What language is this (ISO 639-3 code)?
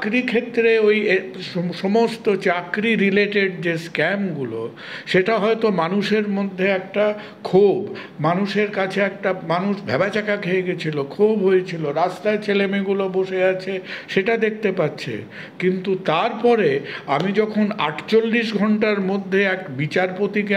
ben